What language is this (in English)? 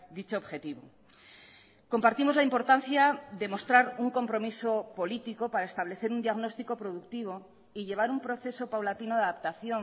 Spanish